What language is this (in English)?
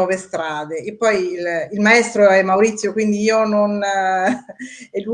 Italian